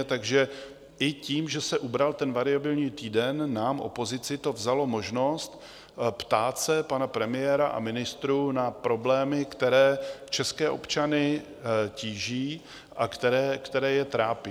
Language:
Czech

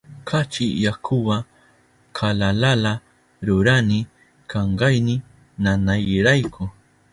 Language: Southern Pastaza Quechua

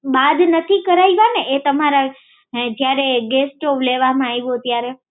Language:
Gujarati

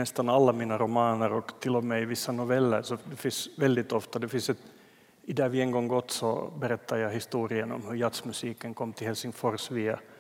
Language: Swedish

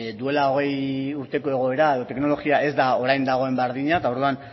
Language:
Basque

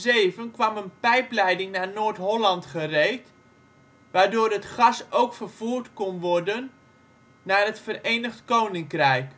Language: Dutch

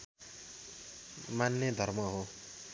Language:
Nepali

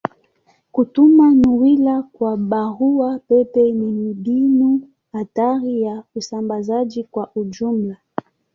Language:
Swahili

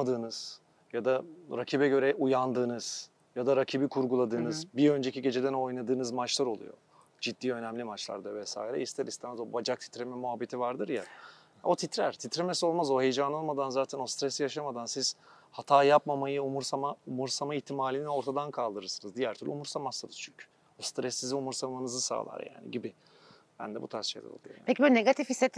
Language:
Turkish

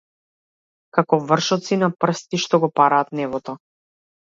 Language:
Macedonian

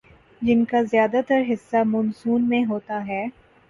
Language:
Urdu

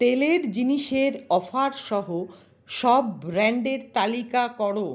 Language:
Bangla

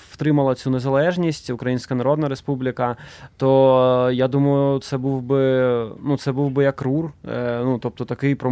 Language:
Ukrainian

